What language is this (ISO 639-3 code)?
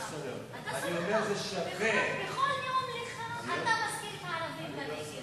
heb